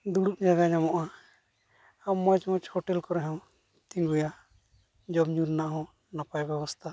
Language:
Santali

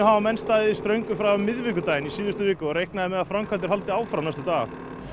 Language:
Icelandic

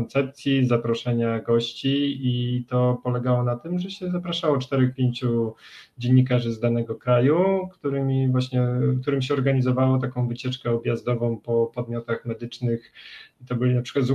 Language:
Polish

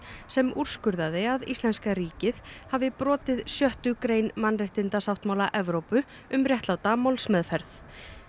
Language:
Icelandic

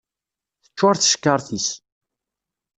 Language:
Kabyle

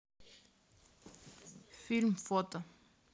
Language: Russian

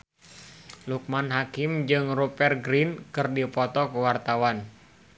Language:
Sundanese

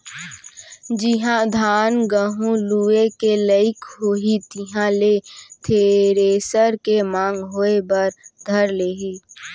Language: Chhattisgarhi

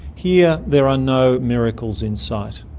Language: English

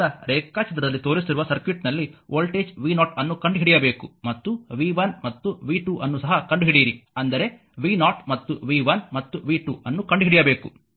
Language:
Kannada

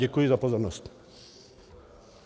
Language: Czech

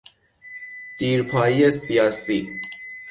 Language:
Persian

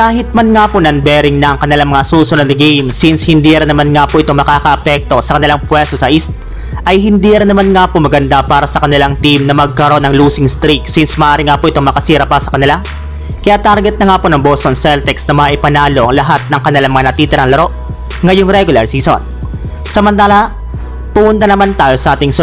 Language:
Filipino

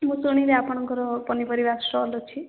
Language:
Odia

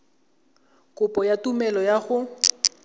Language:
Tswana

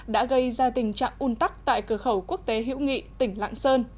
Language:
Vietnamese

